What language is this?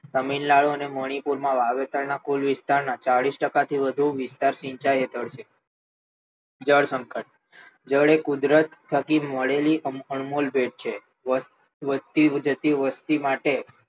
Gujarati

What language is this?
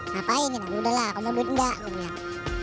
Indonesian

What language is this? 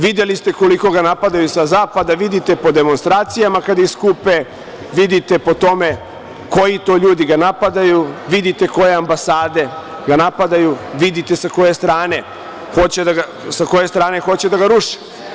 Serbian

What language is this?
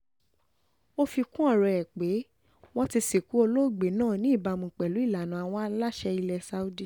Yoruba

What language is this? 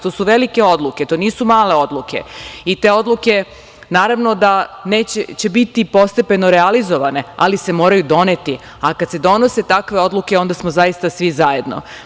Serbian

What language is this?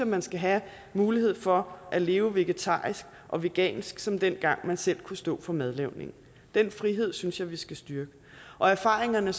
Danish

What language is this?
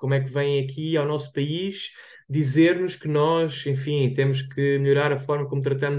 Portuguese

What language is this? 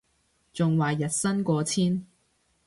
Cantonese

